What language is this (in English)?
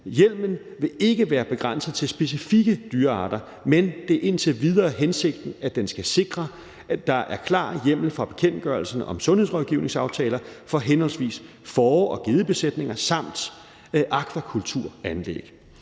Danish